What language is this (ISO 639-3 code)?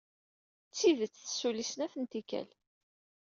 kab